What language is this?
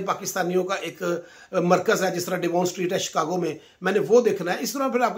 Hindi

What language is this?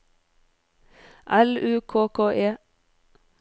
Norwegian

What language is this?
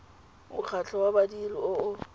Tswana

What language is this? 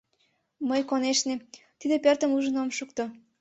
Mari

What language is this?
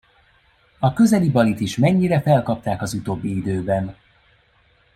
Hungarian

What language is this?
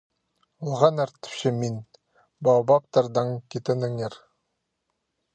Khakas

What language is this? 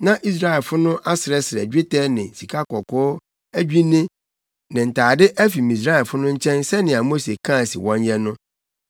Akan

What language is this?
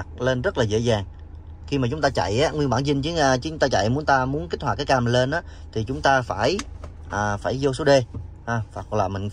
Vietnamese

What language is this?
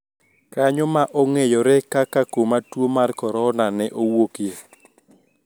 Luo (Kenya and Tanzania)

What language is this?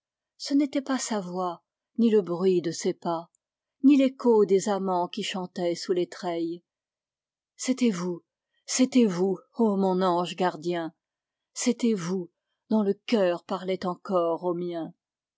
French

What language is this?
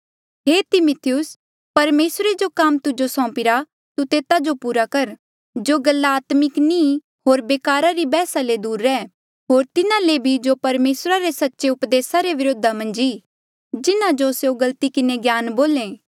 Mandeali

